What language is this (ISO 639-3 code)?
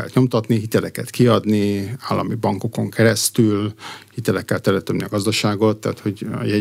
hun